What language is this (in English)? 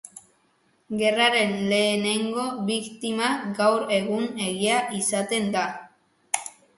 Basque